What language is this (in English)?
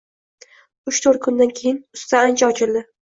Uzbek